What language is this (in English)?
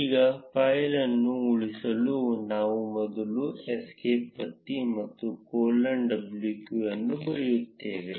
Kannada